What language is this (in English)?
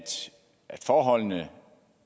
Danish